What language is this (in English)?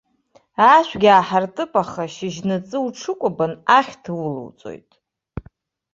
Abkhazian